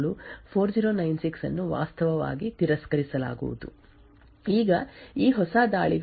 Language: Kannada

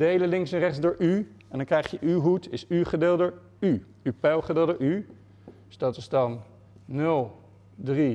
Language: Dutch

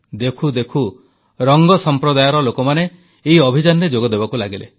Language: Odia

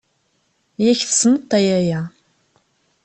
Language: Kabyle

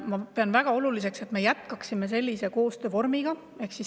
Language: Estonian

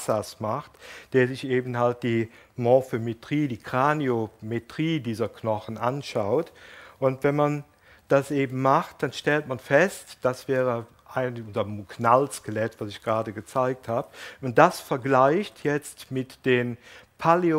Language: German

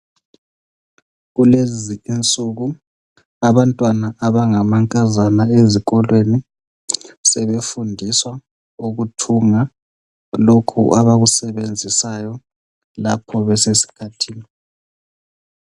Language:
North Ndebele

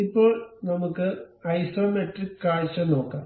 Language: Malayalam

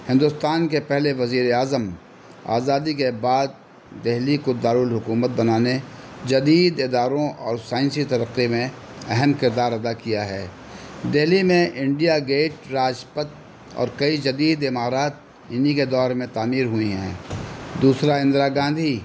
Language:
Urdu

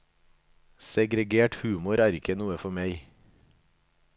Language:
Norwegian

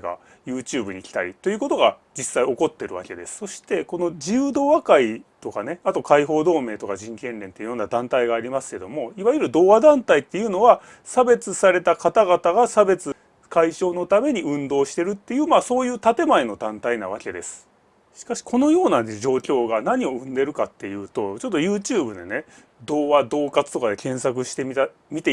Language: Japanese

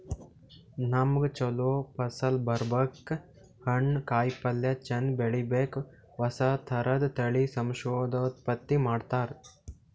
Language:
Kannada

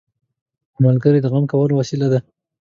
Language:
Pashto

